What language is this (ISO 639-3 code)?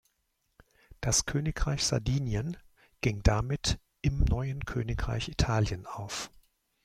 deu